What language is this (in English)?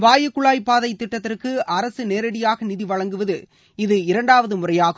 Tamil